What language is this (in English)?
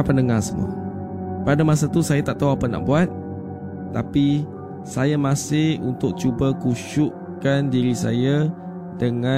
Malay